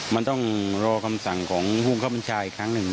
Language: Thai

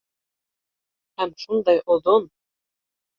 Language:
Bashkir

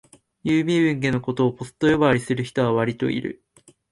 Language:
Japanese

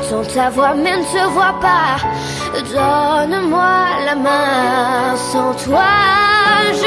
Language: French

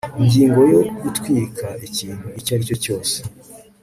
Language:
Kinyarwanda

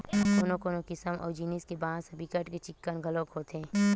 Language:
Chhattisgarhi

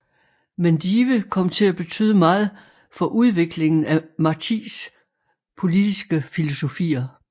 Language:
Danish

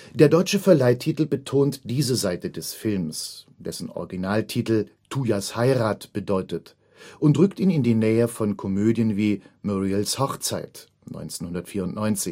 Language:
German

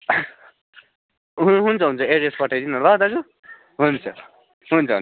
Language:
Nepali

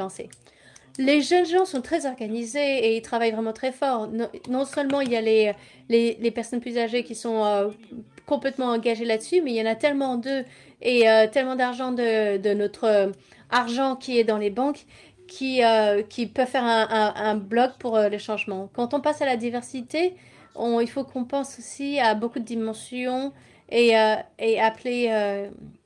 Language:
French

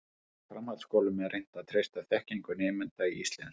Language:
Icelandic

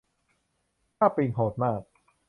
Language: Thai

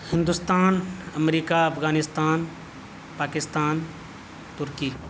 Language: Urdu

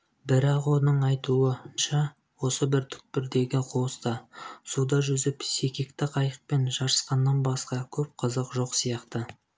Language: Kazakh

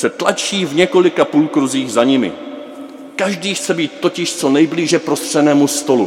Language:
Czech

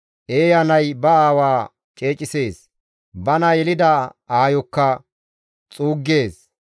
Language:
Gamo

